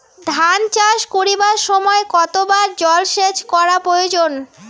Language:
Bangla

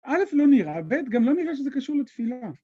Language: Hebrew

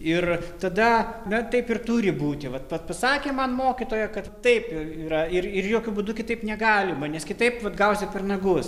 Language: Lithuanian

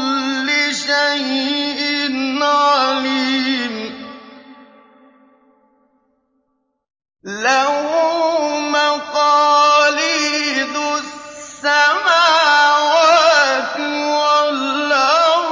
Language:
Arabic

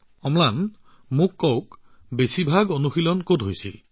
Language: Assamese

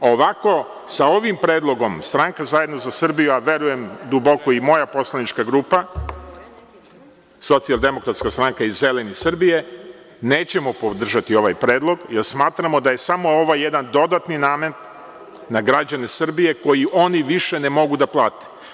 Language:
Serbian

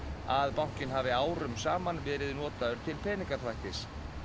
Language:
Icelandic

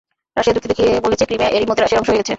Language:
Bangla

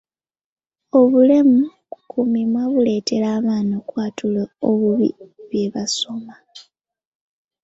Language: Ganda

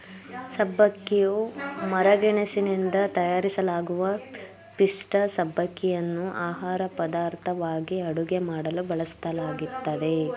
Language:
Kannada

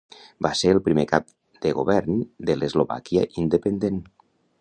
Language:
Catalan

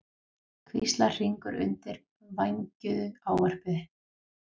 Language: Icelandic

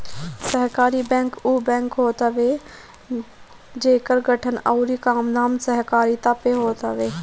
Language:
Bhojpuri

